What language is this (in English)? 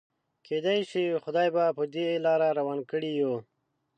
Pashto